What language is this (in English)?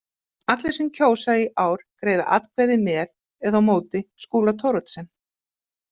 Icelandic